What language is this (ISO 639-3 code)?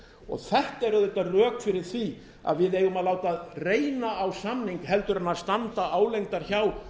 isl